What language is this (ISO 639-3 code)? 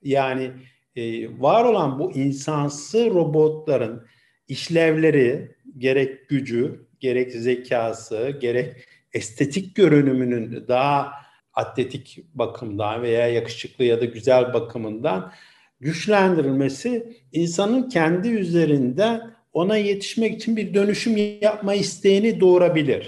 tur